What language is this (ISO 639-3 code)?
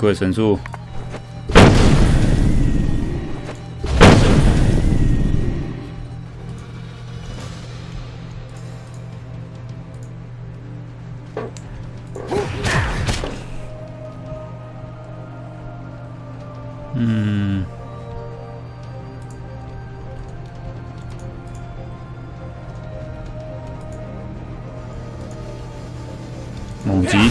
zho